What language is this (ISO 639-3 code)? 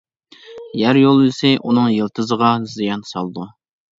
uig